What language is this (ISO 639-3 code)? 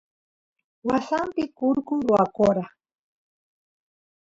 qus